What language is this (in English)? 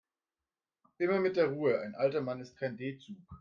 German